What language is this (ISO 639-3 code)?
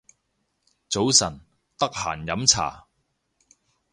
yue